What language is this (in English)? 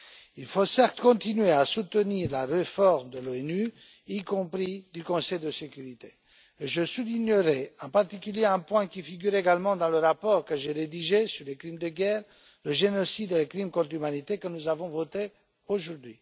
French